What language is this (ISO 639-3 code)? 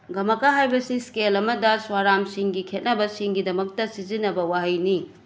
mni